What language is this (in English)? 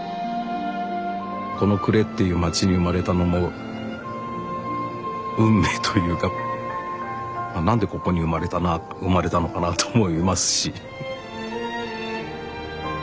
Japanese